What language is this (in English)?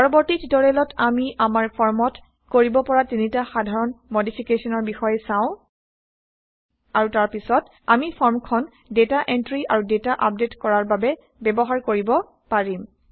Assamese